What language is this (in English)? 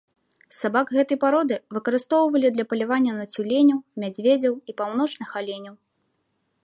Belarusian